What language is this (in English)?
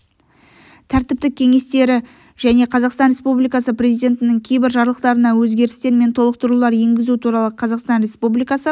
Kazakh